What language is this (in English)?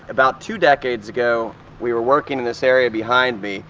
English